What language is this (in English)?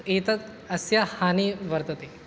Sanskrit